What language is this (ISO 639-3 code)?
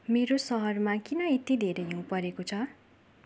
nep